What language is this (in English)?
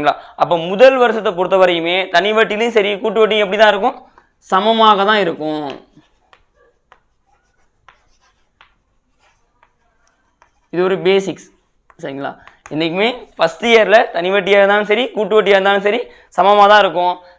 Tamil